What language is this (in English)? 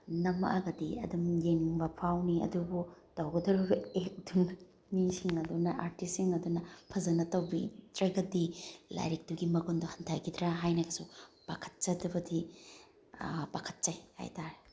Manipuri